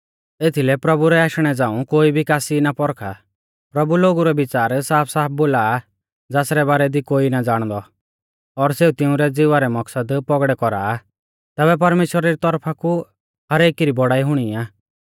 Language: Mahasu Pahari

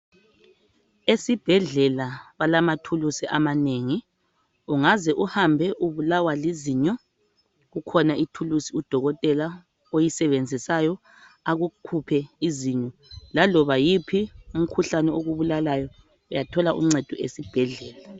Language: North Ndebele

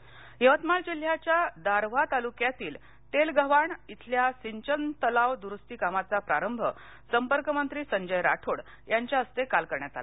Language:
Marathi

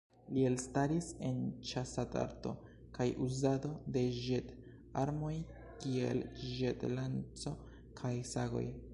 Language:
Esperanto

